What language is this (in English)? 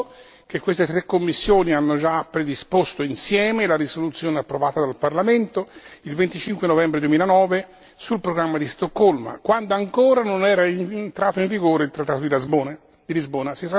Italian